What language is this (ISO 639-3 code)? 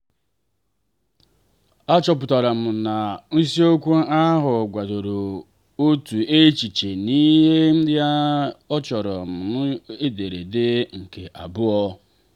ibo